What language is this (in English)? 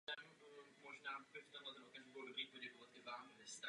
Czech